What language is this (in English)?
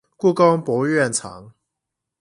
Chinese